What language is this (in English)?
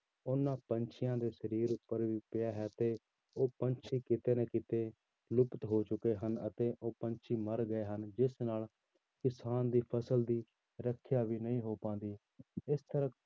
Punjabi